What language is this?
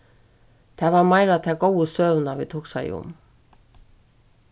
Faroese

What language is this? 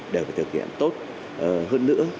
Vietnamese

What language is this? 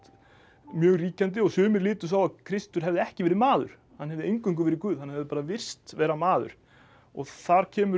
Icelandic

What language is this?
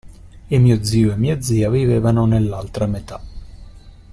Italian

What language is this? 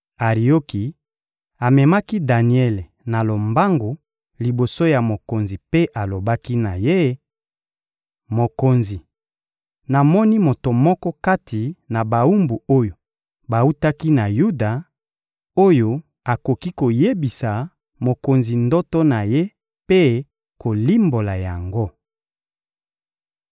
Lingala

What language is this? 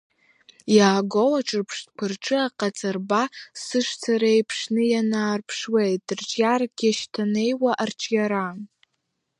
Abkhazian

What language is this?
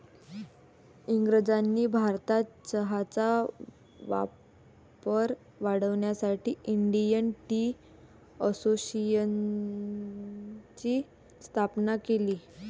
Marathi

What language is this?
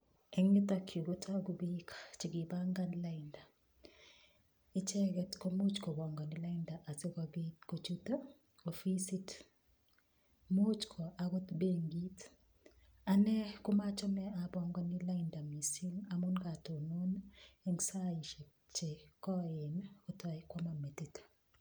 Kalenjin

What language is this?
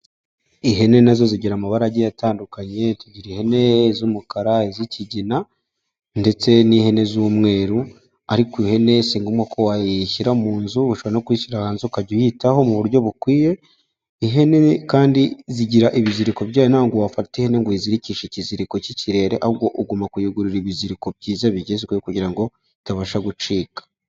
Kinyarwanda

